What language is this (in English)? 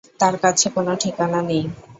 Bangla